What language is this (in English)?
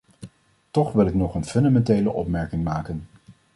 Dutch